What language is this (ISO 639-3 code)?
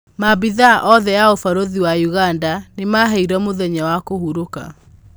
kik